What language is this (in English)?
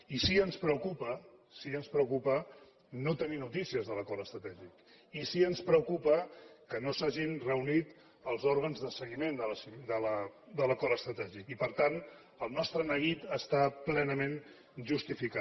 Catalan